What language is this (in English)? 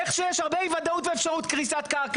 Hebrew